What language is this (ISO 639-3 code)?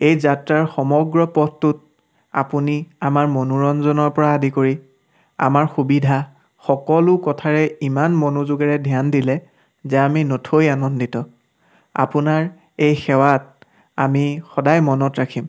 asm